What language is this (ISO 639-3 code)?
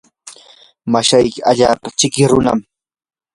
qur